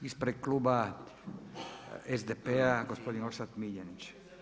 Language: Croatian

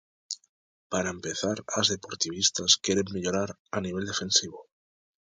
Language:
Galician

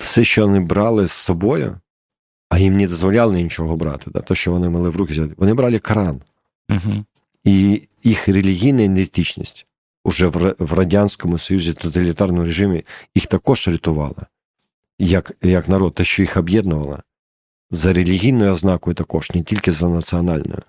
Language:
Ukrainian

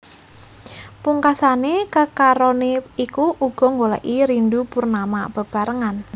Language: Javanese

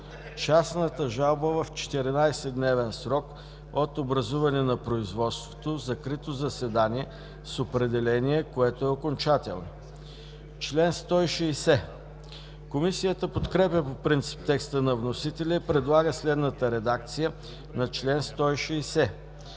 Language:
Bulgarian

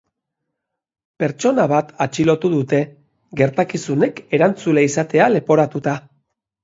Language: Basque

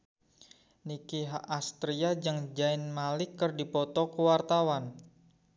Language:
Sundanese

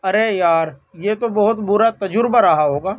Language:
Urdu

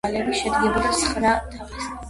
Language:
Georgian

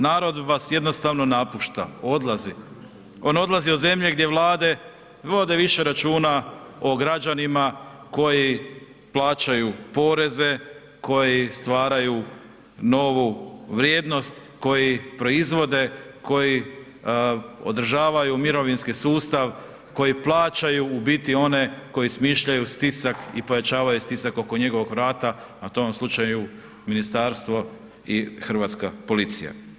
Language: Croatian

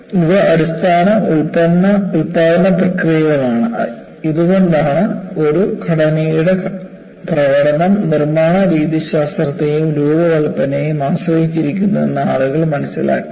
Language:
Malayalam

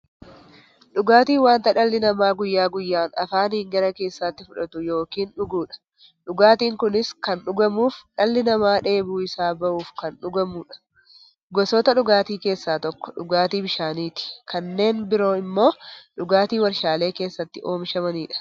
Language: Oromo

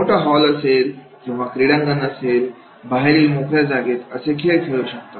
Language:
Marathi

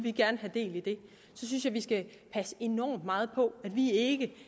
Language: Danish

